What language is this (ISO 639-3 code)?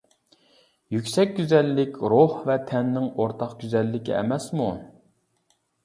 uig